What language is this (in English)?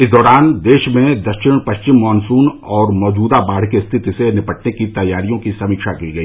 Hindi